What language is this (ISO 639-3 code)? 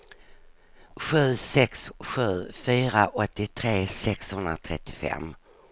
swe